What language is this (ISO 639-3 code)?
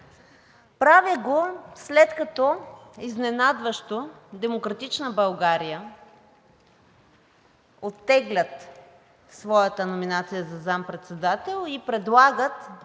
bul